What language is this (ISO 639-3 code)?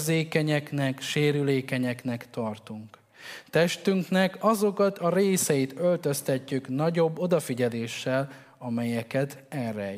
hun